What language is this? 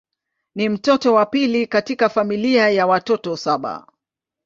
Swahili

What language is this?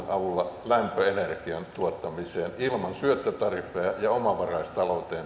Finnish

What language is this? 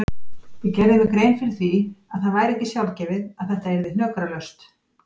Icelandic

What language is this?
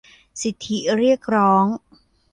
Thai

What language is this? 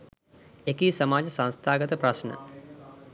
Sinhala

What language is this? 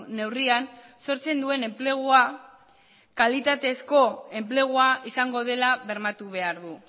Basque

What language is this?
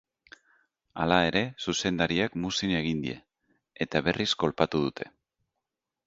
Basque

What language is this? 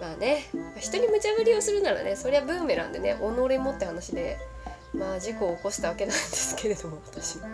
Japanese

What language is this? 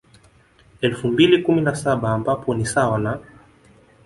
Swahili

